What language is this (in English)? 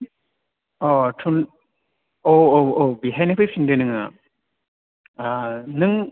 Bodo